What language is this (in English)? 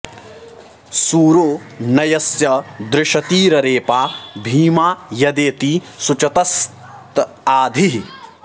Sanskrit